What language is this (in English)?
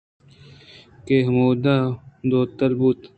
Eastern Balochi